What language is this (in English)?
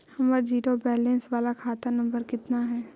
Magahi